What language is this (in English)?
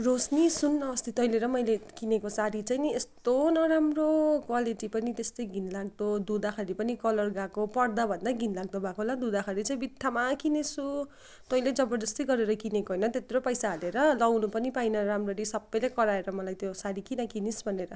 Nepali